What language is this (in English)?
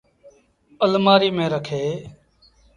Sindhi Bhil